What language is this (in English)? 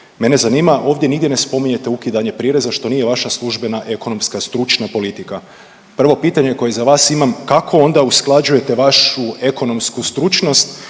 Croatian